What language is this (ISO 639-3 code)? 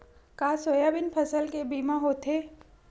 hne